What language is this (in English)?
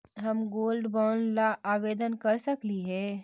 Magahi